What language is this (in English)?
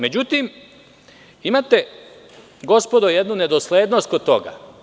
Serbian